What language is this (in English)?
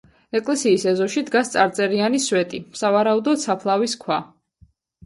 Georgian